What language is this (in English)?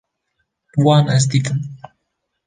Kurdish